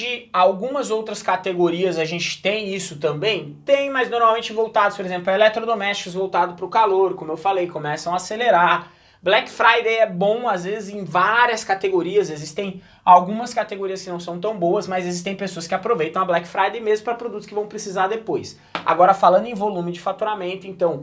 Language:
Portuguese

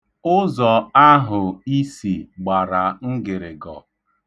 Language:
Igbo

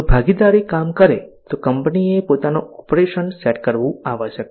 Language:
Gujarati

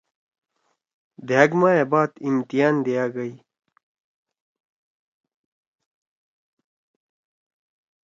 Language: Torwali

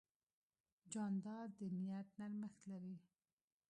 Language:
Pashto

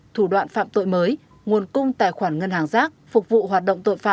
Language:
Vietnamese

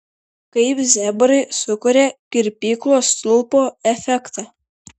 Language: Lithuanian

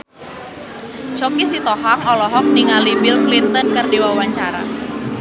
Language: Sundanese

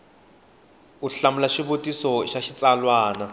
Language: Tsonga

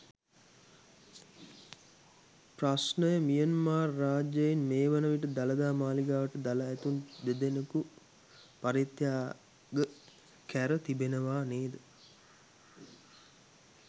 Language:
Sinhala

